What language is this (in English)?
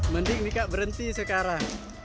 Indonesian